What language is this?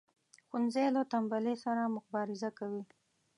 Pashto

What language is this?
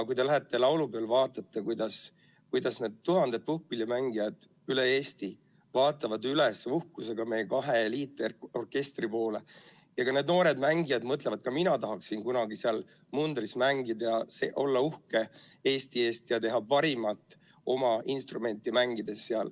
Estonian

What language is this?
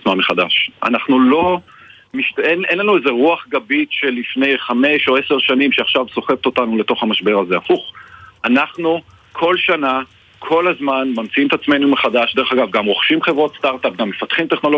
Hebrew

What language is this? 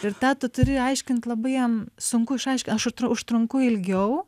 Lithuanian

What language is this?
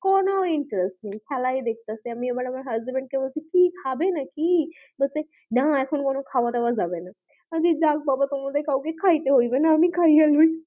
Bangla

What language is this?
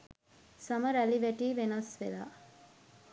Sinhala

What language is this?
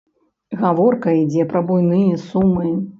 Belarusian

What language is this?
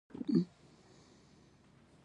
Pashto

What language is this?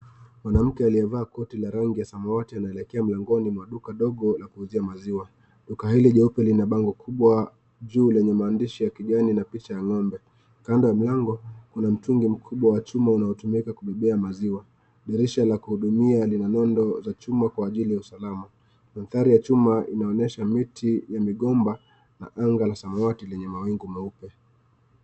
Swahili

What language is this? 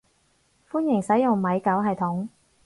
Cantonese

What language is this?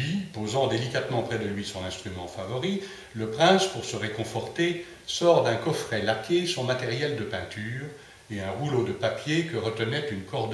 French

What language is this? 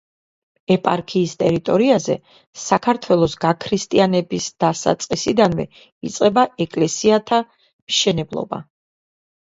Georgian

